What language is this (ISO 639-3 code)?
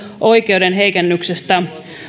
fin